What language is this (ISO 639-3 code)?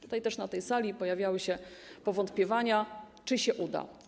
pol